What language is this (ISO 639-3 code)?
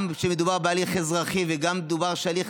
heb